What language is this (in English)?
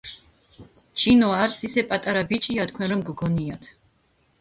Georgian